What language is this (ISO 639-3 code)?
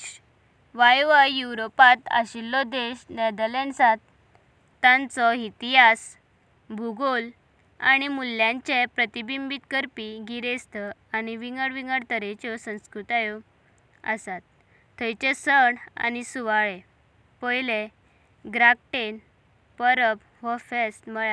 kok